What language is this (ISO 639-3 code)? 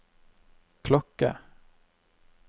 nor